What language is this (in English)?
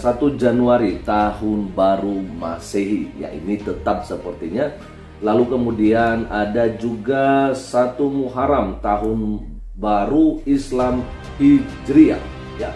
Indonesian